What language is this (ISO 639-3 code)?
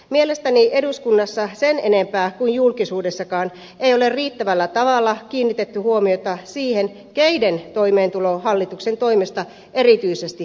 fin